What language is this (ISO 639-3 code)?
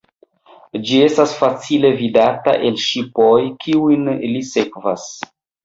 epo